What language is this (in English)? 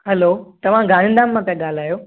Sindhi